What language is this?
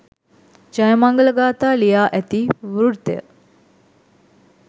Sinhala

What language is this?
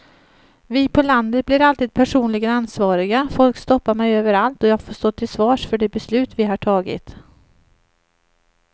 Swedish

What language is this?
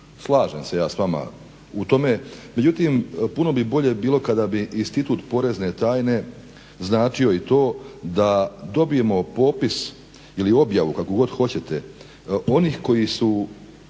Croatian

